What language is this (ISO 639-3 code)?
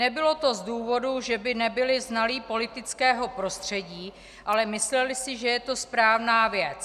ces